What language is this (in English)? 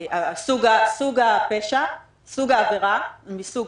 Hebrew